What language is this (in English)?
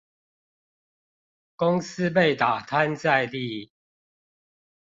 Chinese